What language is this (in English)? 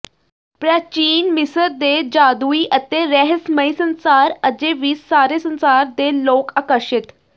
Punjabi